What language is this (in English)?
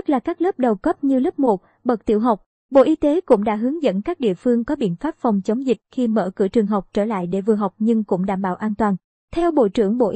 Vietnamese